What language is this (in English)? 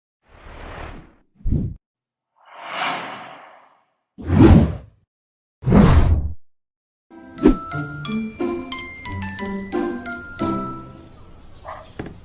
English